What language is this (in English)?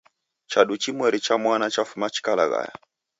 Taita